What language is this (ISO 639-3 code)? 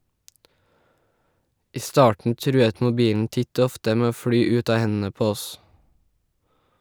nor